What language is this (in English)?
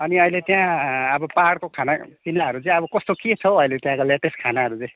Nepali